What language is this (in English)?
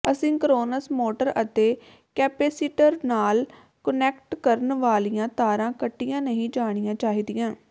Punjabi